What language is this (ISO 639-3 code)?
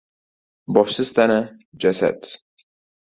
uzb